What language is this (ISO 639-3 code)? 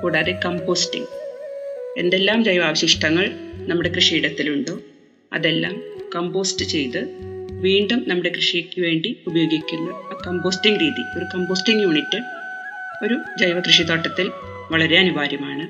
mal